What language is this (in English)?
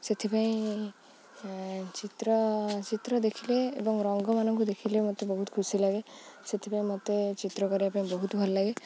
Odia